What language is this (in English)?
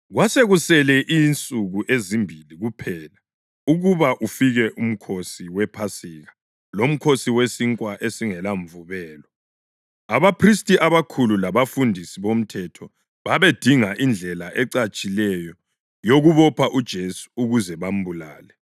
North Ndebele